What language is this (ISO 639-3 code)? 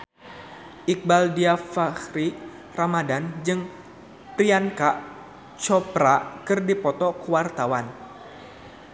sun